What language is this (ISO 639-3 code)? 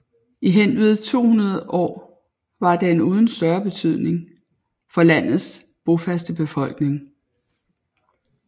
dan